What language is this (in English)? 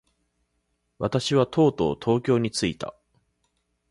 Japanese